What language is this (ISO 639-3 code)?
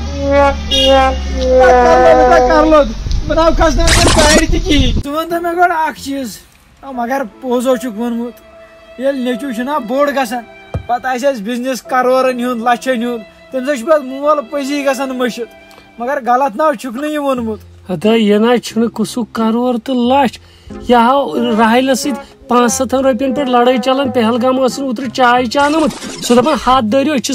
ron